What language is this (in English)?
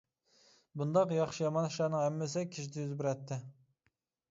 Uyghur